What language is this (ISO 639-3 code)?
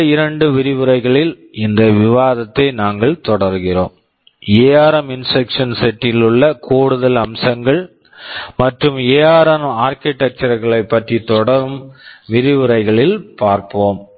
tam